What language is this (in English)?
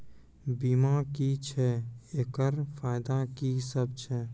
Maithili